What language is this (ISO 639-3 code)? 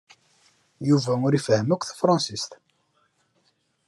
kab